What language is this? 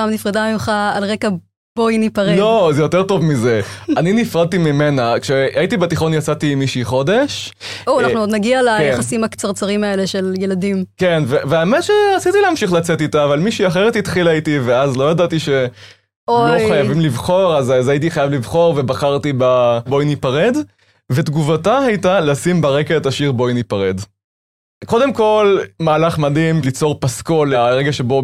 Hebrew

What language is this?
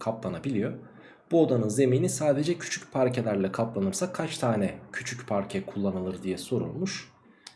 Turkish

